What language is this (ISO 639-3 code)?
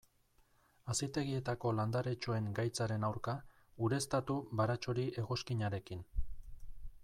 eus